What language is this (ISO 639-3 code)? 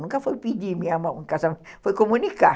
por